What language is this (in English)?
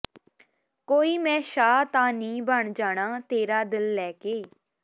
Punjabi